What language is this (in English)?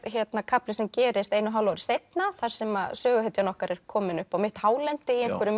Icelandic